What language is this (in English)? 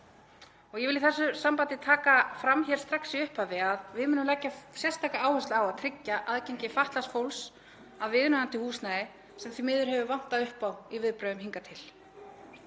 Icelandic